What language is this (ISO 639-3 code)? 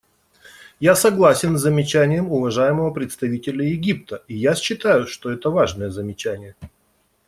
rus